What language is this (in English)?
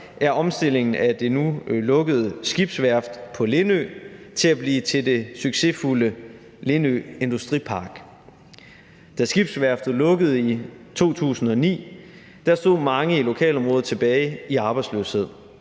Danish